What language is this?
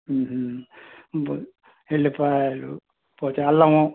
Telugu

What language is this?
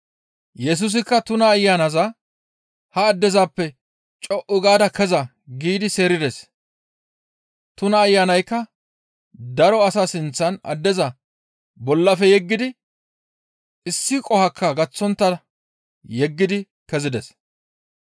Gamo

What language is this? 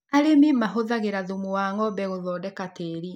Kikuyu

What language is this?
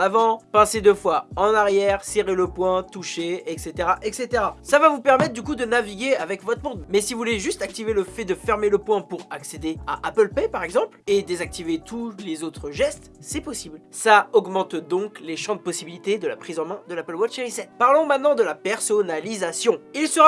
French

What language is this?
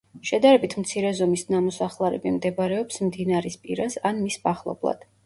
Georgian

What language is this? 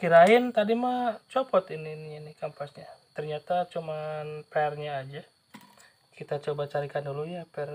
Indonesian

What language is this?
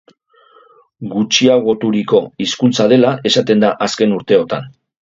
Basque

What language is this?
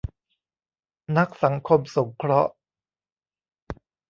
Thai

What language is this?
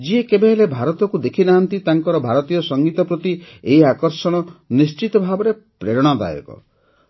Odia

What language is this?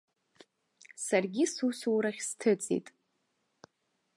Abkhazian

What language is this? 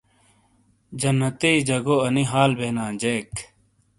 Shina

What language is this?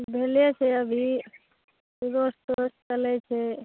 Maithili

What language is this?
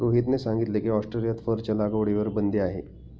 Marathi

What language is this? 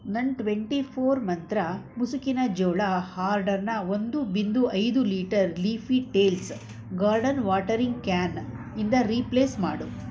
Kannada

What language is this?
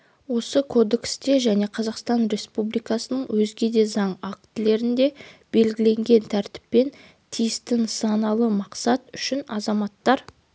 Kazakh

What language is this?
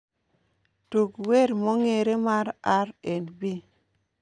Luo (Kenya and Tanzania)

